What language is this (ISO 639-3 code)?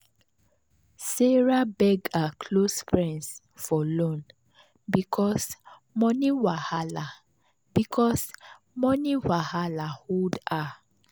pcm